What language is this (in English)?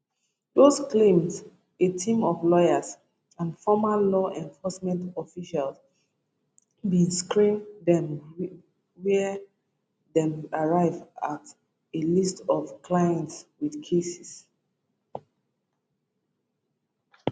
Nigerian Pidgin